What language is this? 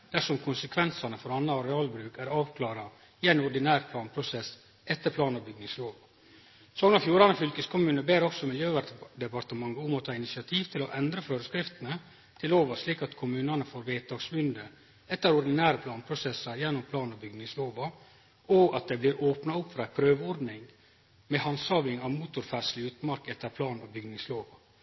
Norwegian Nynorsk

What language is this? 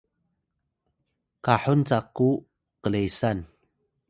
Atayal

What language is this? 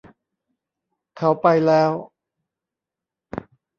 Thai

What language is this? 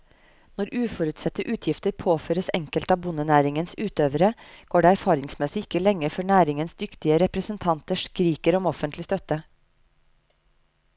Norwegian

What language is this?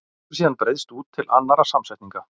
Icelandic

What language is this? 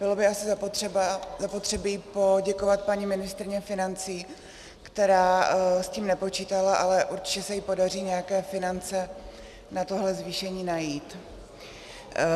Czech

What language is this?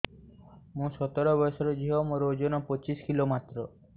Odia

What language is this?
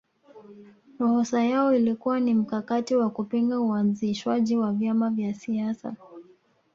Swahili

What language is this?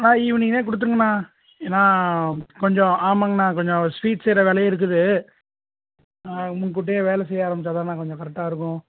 Tamil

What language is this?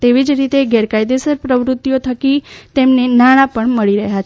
Gujarati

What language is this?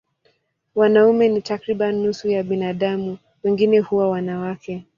Swahili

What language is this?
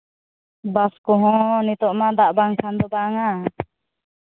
Santali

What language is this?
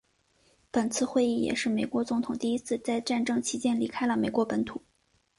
Chinese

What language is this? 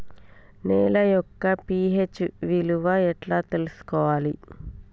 Telugu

